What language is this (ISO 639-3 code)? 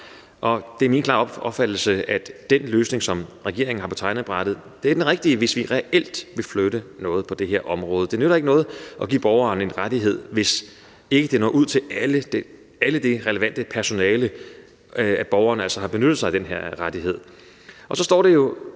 dan